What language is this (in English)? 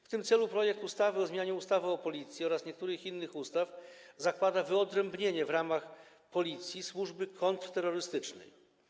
Polish